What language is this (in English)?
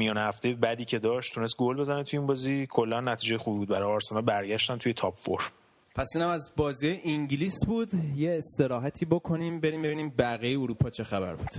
Persian